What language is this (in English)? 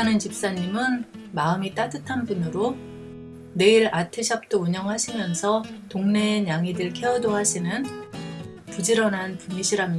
Korean